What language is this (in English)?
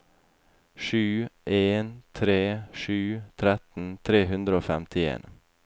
Norwegian